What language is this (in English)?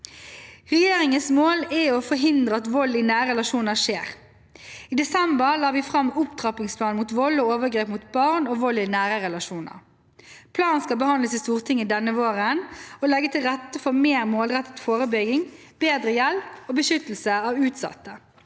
Norwegian